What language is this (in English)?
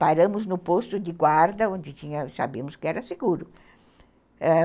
Portuguese